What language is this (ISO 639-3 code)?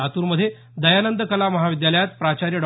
mar